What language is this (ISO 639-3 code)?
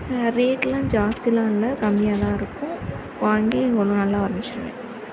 tam